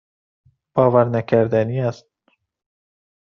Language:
Persian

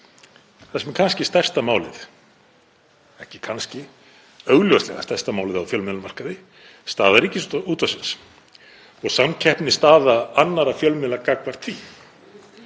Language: Icelandic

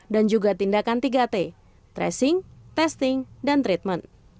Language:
Indonesian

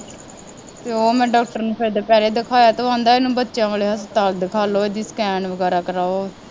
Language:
Punjabi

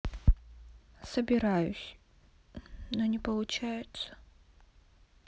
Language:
Russian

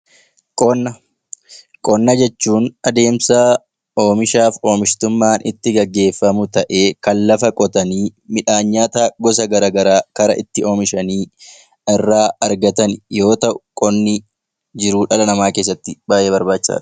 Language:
Oromo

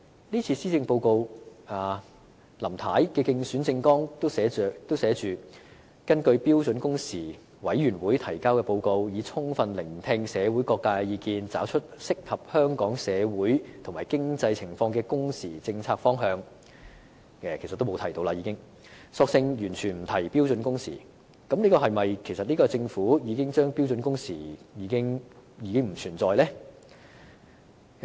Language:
Cantonese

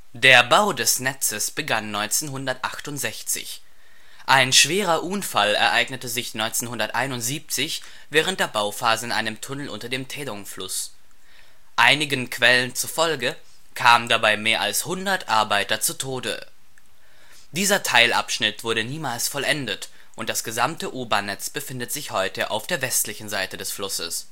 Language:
German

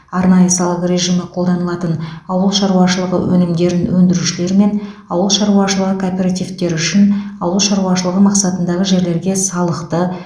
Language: Kazakh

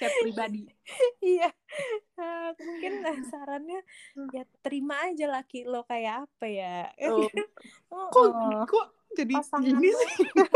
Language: Indonesian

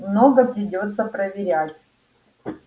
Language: Russian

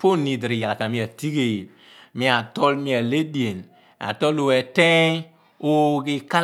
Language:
Abua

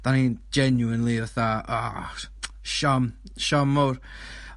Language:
Welsh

